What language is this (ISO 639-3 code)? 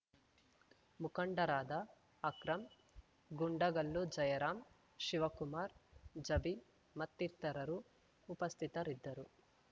kan